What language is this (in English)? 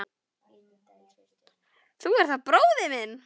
Icelandic